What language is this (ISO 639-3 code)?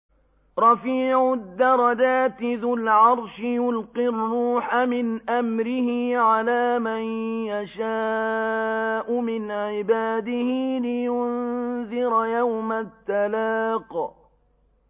ara